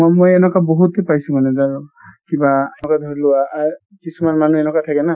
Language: Assamese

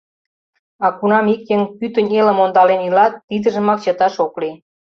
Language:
Mari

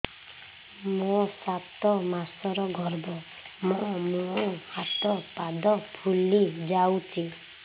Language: Odia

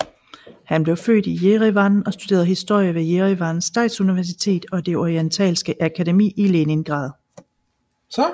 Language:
Danish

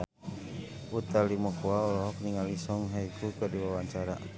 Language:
Sundanese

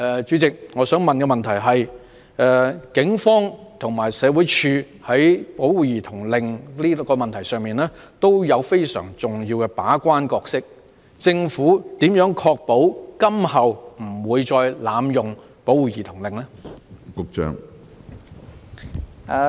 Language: Cantonese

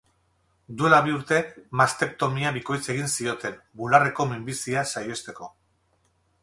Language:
Basque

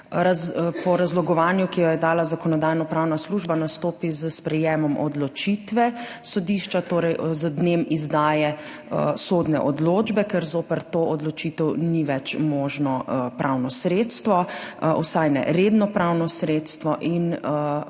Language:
Slovenian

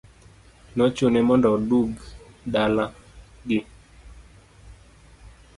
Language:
Luo (Kenya and Tanzania)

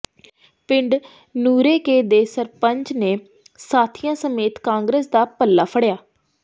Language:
Punjabi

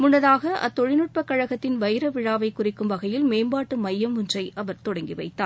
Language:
Tamil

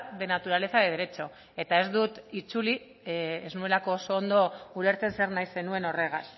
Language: Basque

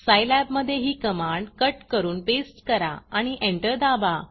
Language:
Marathi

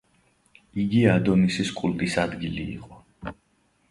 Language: Georgian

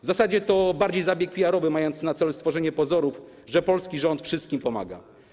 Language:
Polish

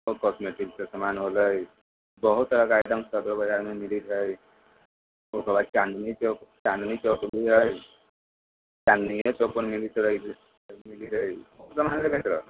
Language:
Maithili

